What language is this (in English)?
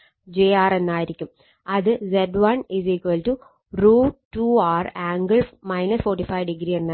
Malayalam